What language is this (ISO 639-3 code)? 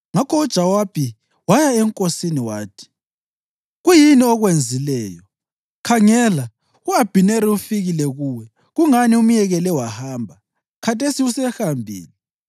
nde